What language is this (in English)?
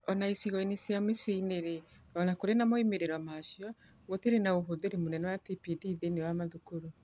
Kikuyu